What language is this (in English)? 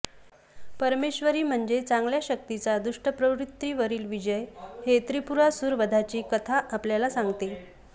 Marathi